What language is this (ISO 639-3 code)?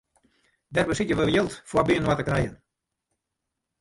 fry